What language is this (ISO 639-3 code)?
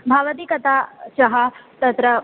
san